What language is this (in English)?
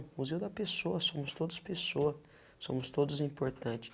Portuguese